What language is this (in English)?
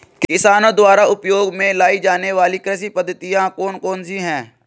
Hindi